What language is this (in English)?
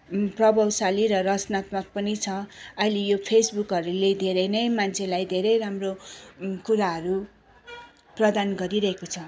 Nepali